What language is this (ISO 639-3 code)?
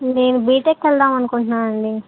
tel